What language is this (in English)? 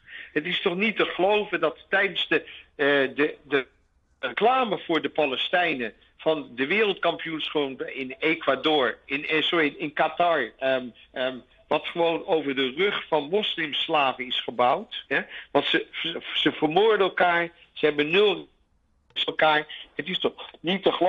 Dutch